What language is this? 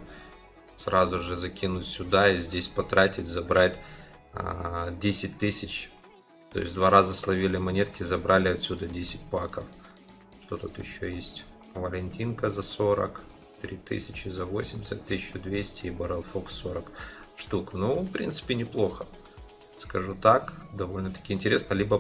Russian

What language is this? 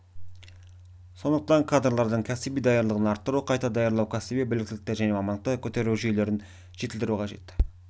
Kazakh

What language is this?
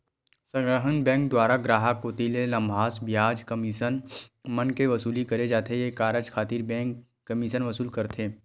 Chhattisgarhi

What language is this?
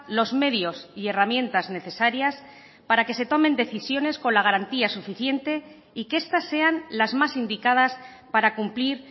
Spanish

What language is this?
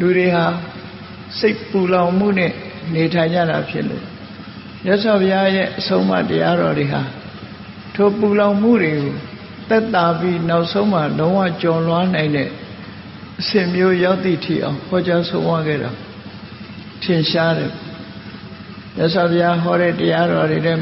Vietnamese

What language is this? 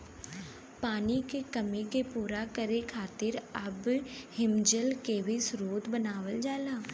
Bhojpuri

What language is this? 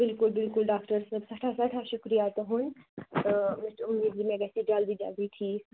Kashmiri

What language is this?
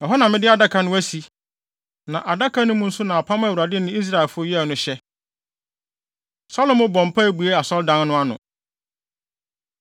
Akan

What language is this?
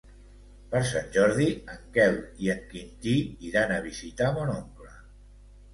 Catalan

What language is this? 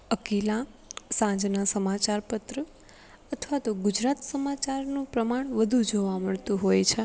Gujarati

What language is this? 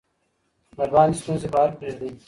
Pashto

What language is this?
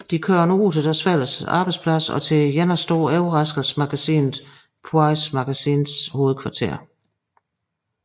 Danish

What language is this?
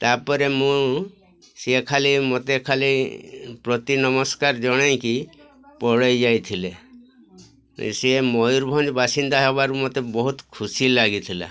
Odia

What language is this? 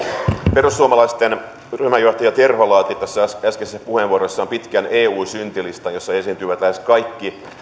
Finnish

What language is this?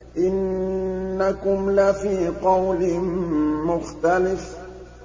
Arabic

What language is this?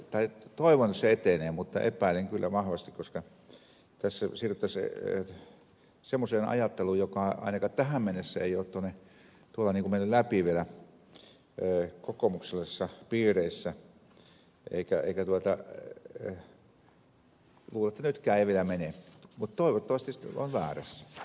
Finnish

